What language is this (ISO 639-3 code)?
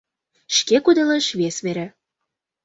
chm